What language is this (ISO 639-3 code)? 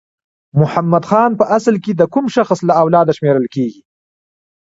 pus